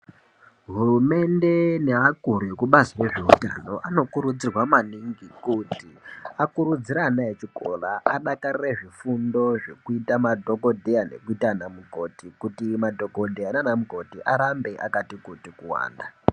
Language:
Ndau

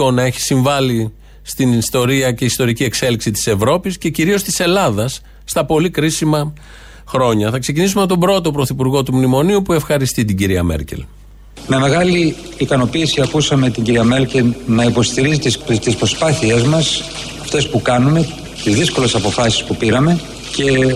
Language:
Greek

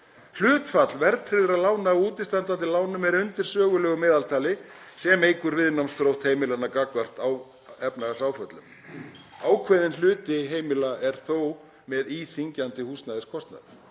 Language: Icelandic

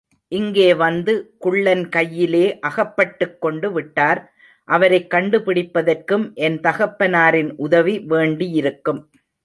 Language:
Tamil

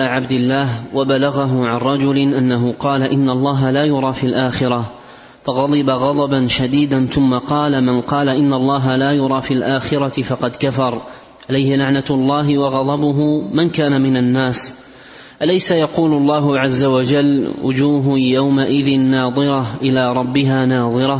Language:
Arabic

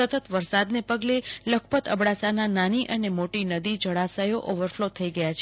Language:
Gujarati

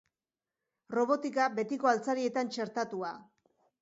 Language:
Basque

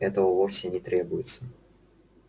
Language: Russian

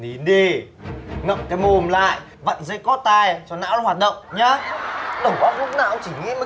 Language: Vietnamese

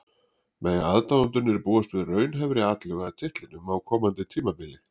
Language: Icelandic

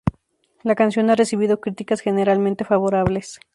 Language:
Spanish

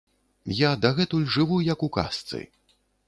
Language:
Belarusian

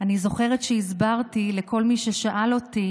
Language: Hebrew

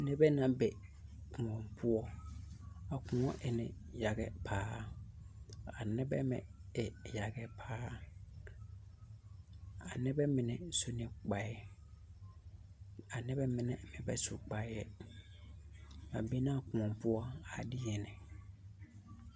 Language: Southern Dagaare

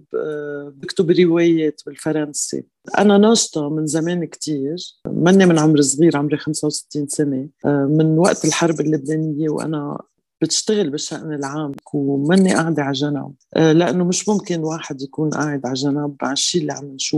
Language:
Arabic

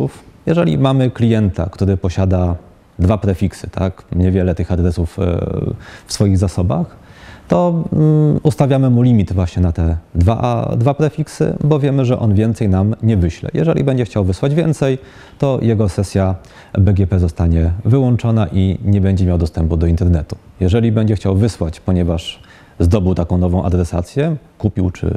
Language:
Polish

